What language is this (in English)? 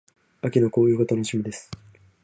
Japanese